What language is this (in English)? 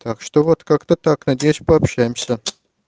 Russian